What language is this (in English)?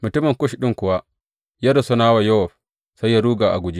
Hausa